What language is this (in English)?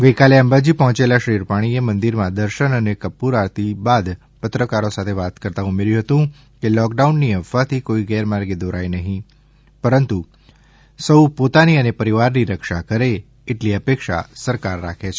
Gujarati